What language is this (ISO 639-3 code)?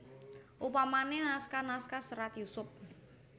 jav